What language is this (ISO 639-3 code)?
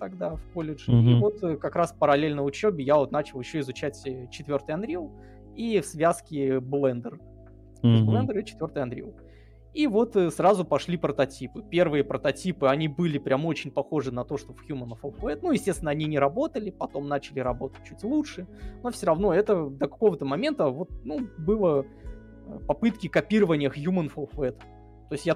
rus